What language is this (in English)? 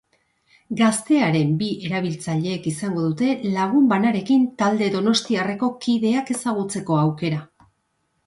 Basque